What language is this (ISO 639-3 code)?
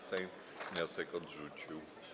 pol